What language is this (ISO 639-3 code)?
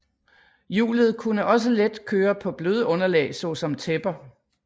dan